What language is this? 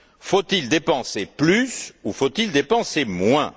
French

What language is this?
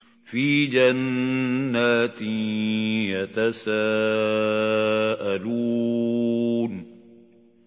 Arabic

